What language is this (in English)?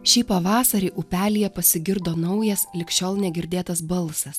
Lithuanian